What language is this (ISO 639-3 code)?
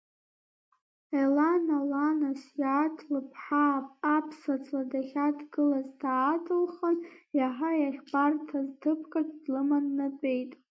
abk